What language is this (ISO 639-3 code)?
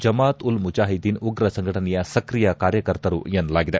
kan